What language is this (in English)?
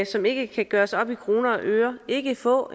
Danish